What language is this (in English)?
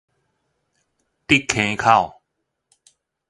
Min Nan Chinese